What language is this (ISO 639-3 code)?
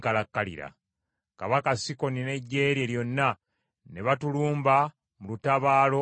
lug